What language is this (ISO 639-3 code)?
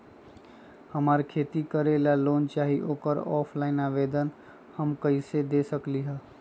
mag